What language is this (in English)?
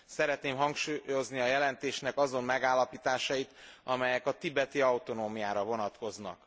Hungarian